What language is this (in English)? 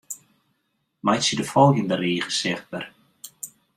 Western Frisian